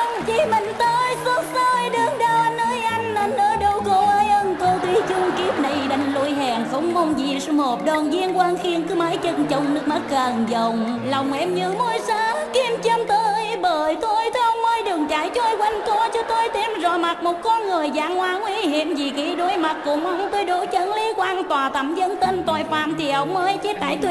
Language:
Vietnamese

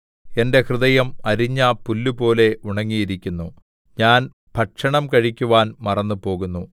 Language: Malayalam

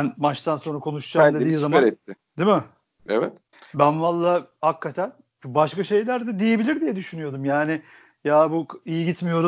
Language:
Turkish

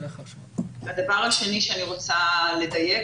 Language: Hebrew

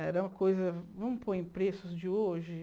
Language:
Portuguese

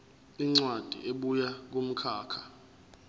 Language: Zulu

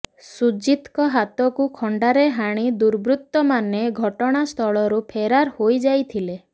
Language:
Odia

